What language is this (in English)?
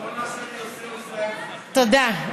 Hebrew